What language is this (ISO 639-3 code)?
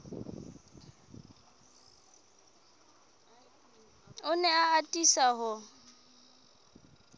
sot